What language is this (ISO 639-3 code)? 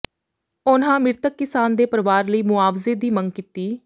pan